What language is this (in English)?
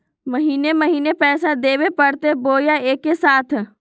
Magahi